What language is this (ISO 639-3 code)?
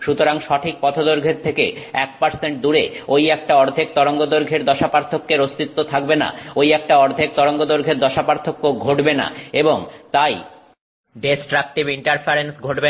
ben